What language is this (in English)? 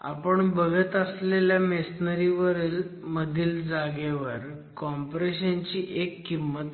Marathi